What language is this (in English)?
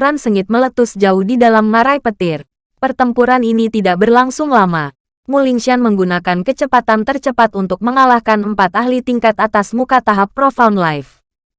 Indonesian